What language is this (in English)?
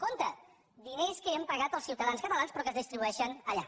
Catalan